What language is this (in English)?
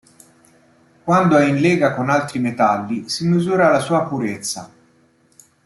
Italian